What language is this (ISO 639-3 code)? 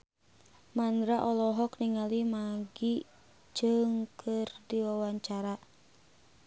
sun